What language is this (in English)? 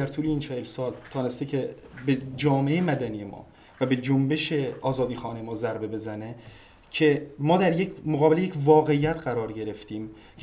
Persian